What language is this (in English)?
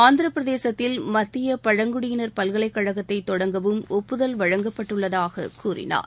Tamil